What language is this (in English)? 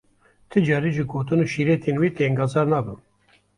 Kurdish